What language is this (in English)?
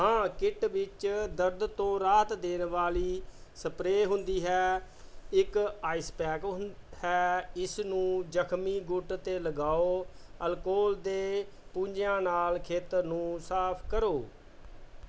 Punjabi